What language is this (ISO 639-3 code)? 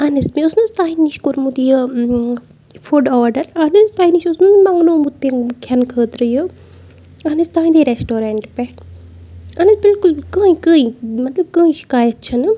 kas